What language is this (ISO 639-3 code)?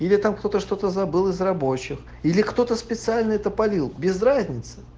rus